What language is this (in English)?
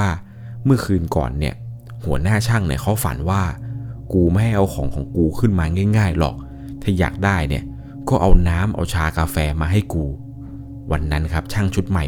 Thai